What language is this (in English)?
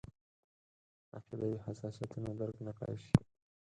Pashto